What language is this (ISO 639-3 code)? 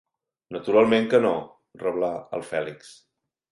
cat